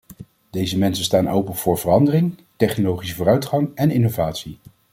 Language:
Dutch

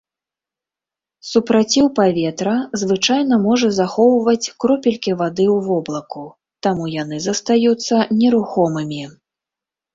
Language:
Belarusian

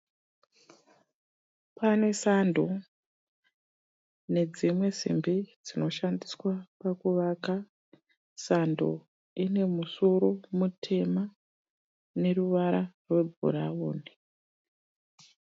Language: Shona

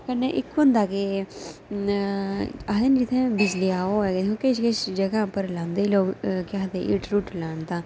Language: Dogri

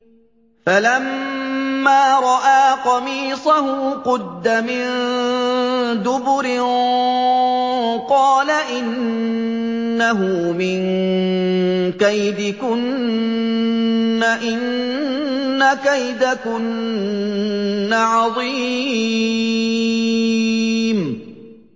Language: Arabic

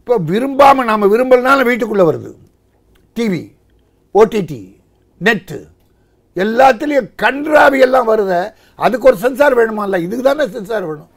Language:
Tamil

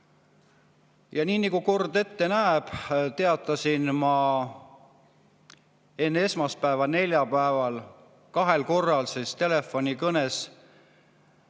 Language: Estonian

